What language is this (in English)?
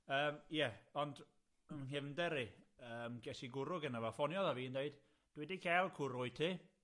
Welsh